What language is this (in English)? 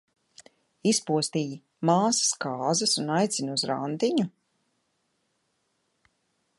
Latvian